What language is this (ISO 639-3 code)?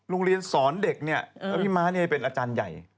tha